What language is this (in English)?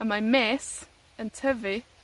Welsh